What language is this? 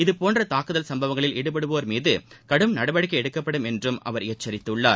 Tamil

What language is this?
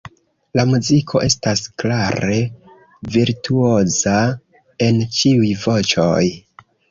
Esperanto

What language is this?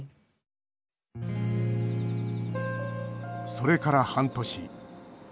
Japanese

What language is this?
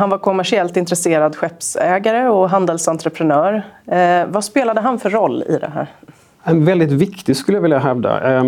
Swedish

